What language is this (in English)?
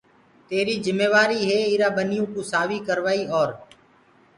Gurgula